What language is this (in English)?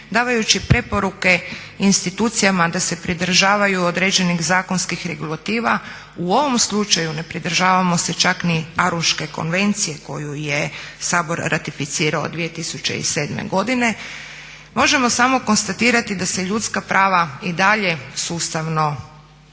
Croatian